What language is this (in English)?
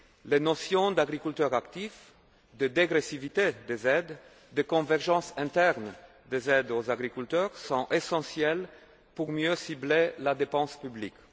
French